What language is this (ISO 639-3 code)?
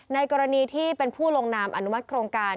tha